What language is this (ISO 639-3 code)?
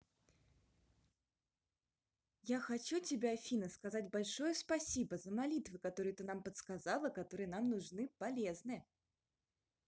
rus